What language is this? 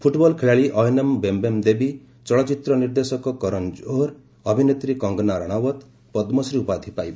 Odia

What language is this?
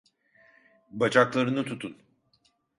Turkish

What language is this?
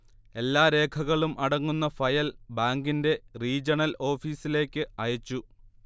Malayalam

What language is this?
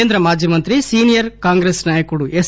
Telugu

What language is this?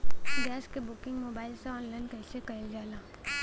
Bhojpuri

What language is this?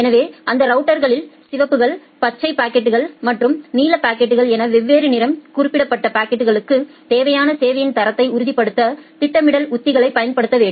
Tamil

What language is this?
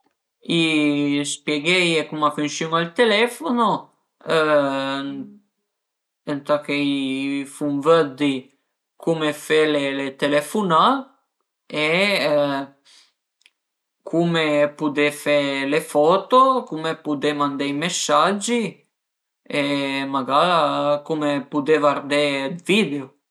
Piedmontese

